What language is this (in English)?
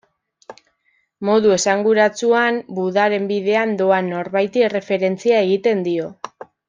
Basque